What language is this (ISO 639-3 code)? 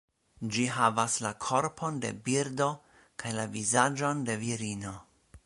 epo